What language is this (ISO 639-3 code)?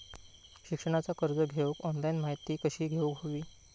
mar